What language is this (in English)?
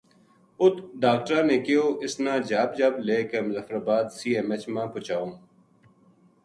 Gujari